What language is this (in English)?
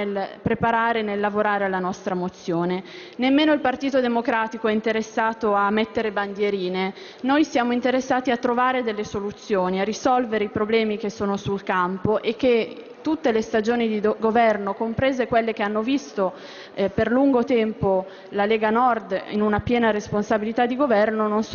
Italian